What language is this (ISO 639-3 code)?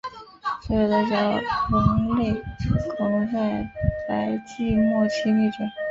zho